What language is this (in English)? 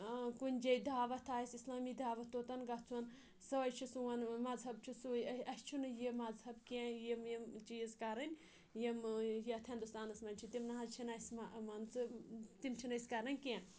Kashmiri